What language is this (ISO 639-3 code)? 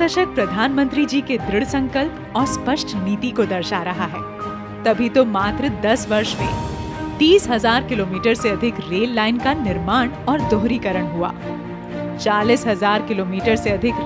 hin